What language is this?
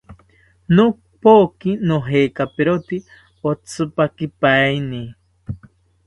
South Ucayali Ashéninka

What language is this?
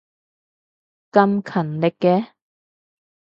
Cantonese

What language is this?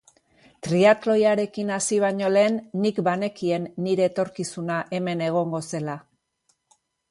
Basque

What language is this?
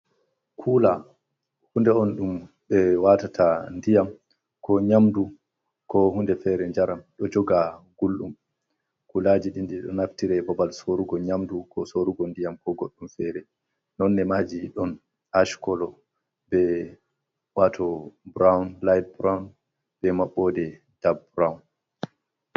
Fula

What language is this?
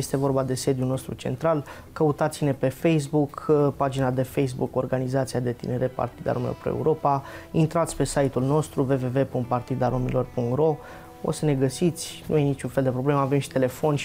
Romanian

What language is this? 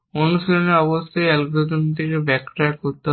Bangla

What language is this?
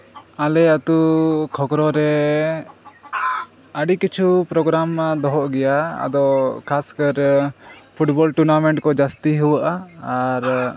Santali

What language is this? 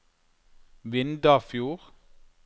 Norwegian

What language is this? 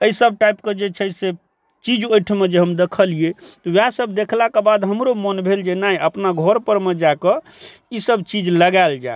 Maithili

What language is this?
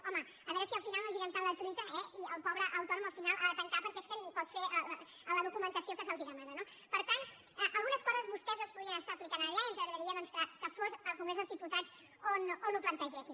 Catalan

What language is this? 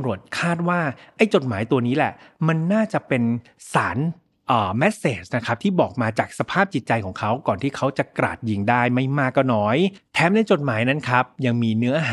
Thai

